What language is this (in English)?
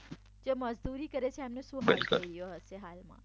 Gujarati